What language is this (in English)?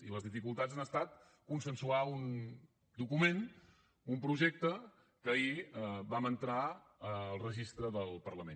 Catalan